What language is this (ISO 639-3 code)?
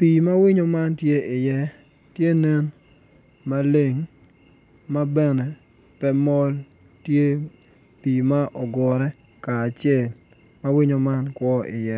ach